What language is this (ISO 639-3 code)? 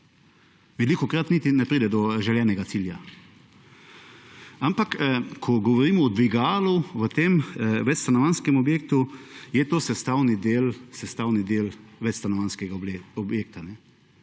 slv